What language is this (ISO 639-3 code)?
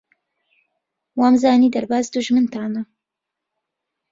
ckb